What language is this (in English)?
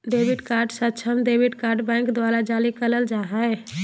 Magahi